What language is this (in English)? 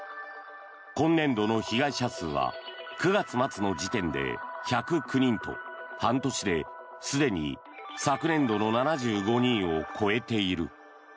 Japanese